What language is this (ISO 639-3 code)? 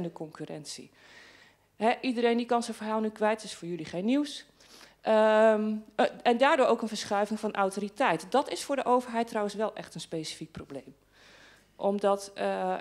nld